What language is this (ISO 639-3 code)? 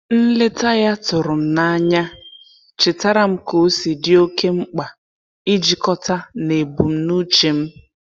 ibo